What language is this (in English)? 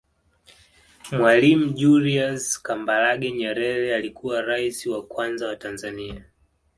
Swahili